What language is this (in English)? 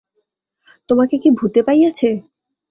Bangla